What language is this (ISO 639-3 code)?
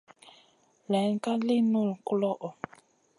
mcn